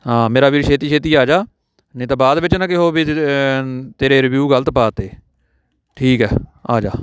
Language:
Punjabi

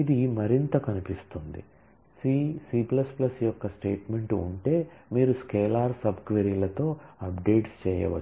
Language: Telugu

